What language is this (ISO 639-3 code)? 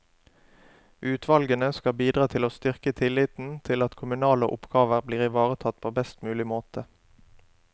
nor